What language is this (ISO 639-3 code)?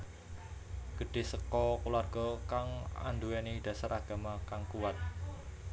jav